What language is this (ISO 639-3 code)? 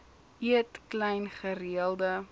afr